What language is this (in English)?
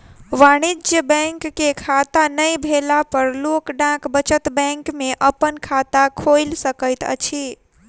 Maithili